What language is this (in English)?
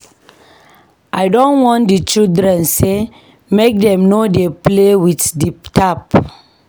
Nigerian Pidgin